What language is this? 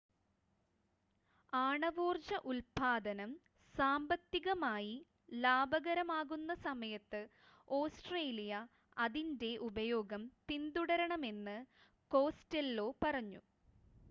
Malayalam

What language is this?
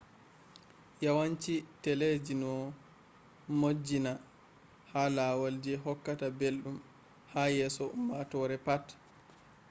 Fula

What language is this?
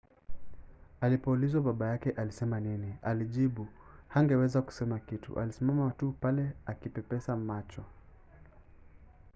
Swahili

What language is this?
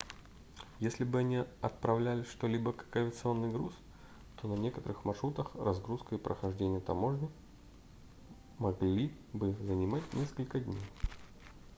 Russian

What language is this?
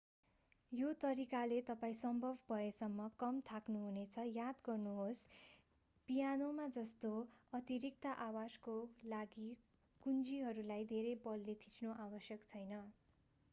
Nepali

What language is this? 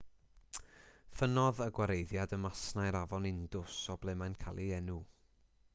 Welsh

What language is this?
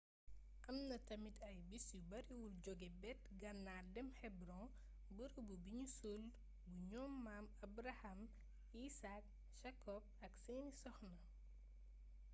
Wolof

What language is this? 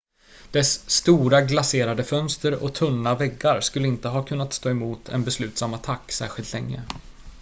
Swedish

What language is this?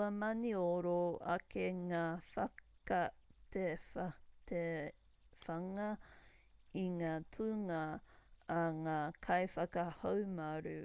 Māori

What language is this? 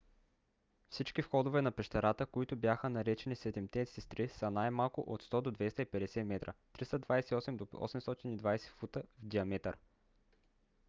Bulgarian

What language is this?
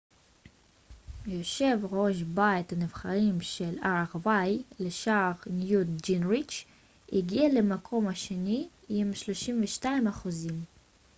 Hebrew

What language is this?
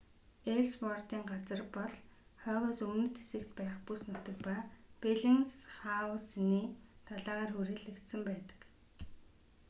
Mongolian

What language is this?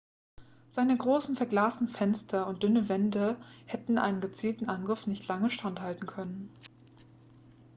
German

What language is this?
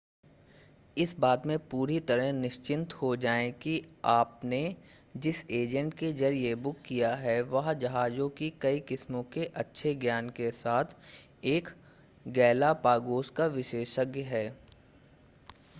Hindi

